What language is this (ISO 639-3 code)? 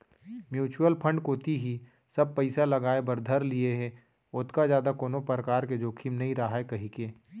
hne